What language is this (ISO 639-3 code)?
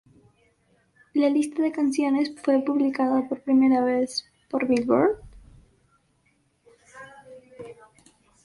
spa